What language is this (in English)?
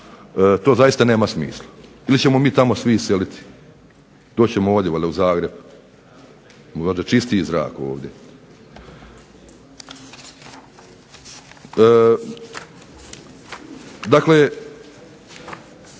Croatian